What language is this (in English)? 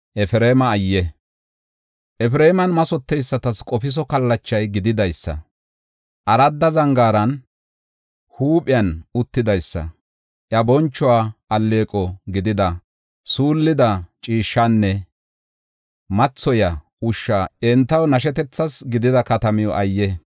Gofa